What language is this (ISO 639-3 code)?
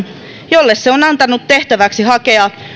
fin